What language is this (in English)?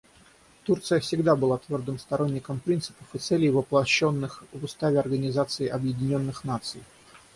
Russian